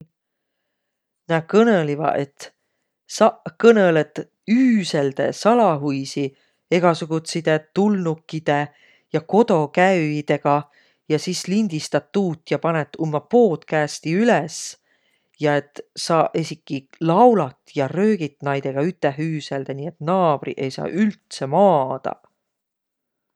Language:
Võro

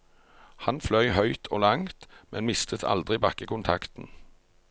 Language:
Norwegian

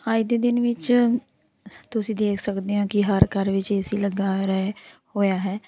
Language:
Punjabi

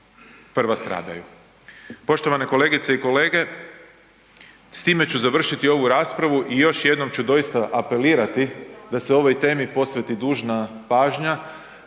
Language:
Croatian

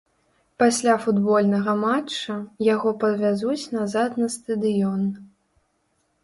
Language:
Belarusian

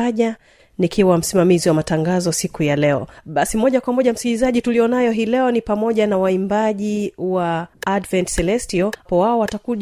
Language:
Swahili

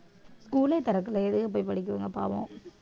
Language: Tamil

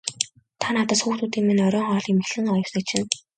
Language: Mongolian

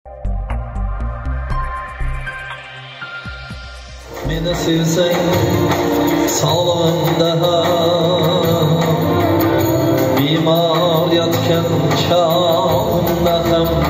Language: Arabic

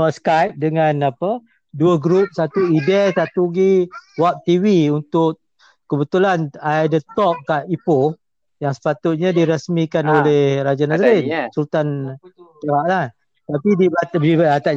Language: Malay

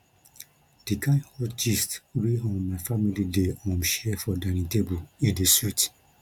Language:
Nigerian Pidgin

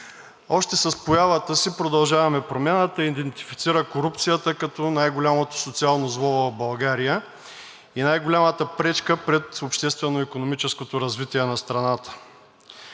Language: Bulgarian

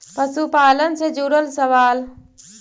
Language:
Magahi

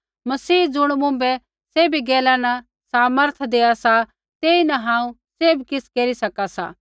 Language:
Kullu Pahari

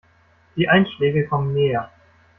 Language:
German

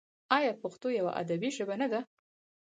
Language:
Pashto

